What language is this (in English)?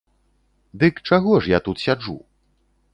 Belarusian